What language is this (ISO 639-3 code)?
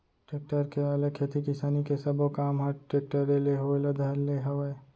hne